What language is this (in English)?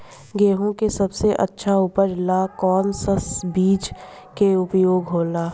Bhojpuri